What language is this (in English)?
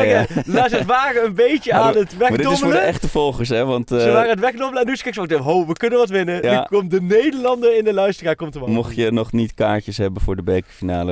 Dutch